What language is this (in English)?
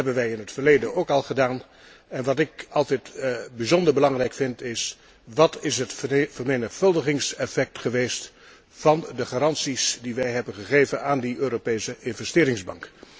Dutch